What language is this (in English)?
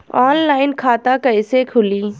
Bhojpuri